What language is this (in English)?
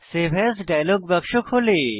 Bangla